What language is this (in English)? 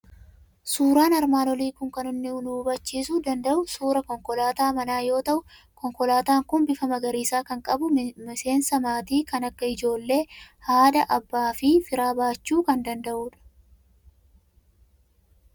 Oromo